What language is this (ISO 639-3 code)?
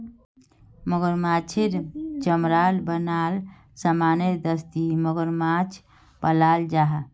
mag